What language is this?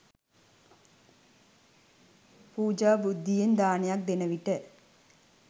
Sinhala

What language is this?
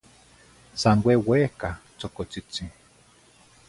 Zacatlán-Ahuacatlán-Tepetzintla Nahuatl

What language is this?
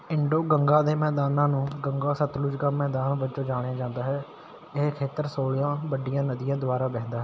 Punjabi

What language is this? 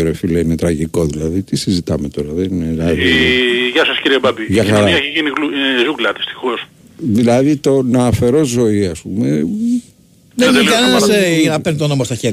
Greek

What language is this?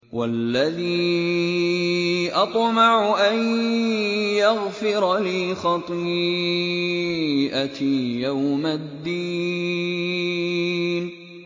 Arabic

